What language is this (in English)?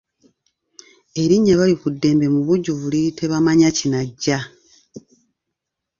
Ganda